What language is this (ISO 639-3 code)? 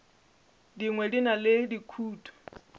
nso